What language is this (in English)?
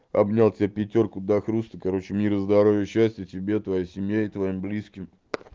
Russian